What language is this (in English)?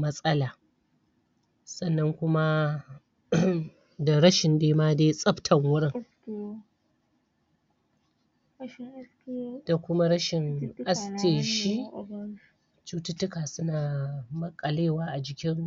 Hausa